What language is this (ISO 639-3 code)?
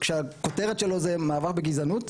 heb